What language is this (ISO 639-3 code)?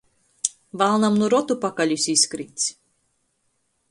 ltg